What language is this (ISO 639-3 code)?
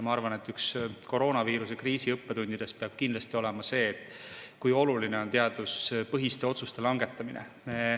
est